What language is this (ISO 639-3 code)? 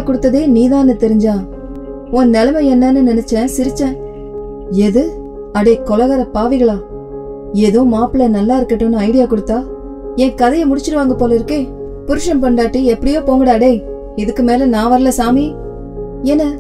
tam